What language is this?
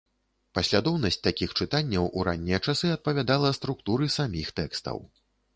Belarusian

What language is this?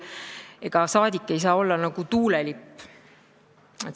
Estonian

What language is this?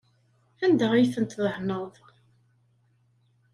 Kabyle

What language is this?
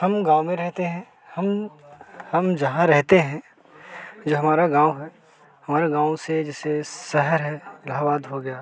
Hindi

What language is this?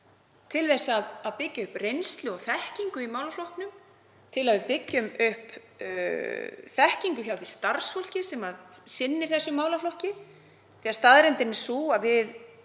Icelandic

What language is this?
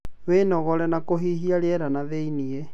Kikuyu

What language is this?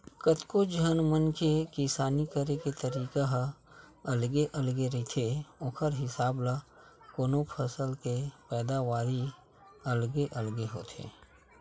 Chhattisgarhi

